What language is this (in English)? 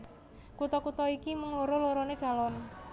Javanese